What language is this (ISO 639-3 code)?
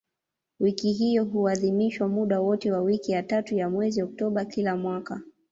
swa